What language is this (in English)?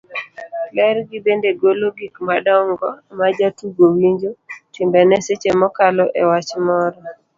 Luo (Kenya and Tanzania)